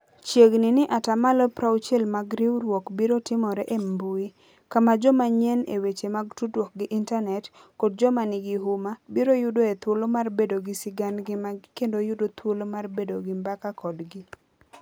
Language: Luo (Kenya and Tanzania)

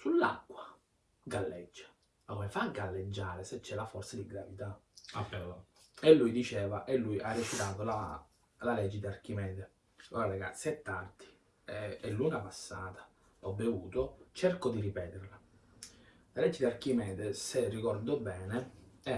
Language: Italian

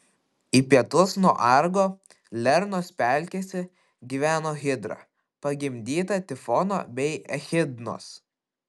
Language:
Lithuanian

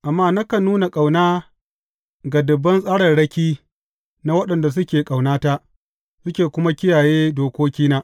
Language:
Hausa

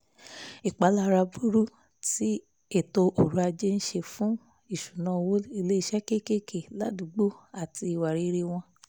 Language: Yoruba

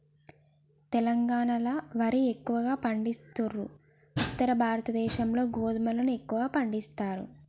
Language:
Telugu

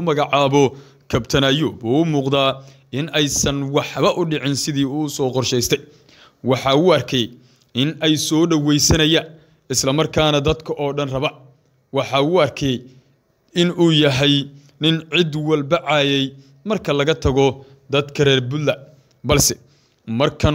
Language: Arabic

